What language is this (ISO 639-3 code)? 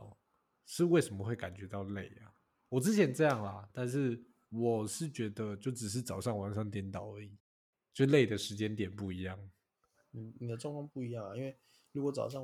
zho